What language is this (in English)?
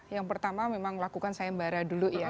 Indonesian